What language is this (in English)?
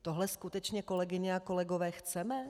Czech